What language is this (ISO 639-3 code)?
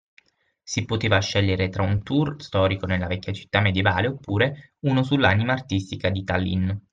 ita